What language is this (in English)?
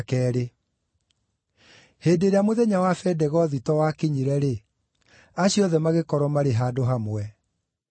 Kikuyu